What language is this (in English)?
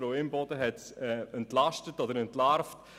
Swiss German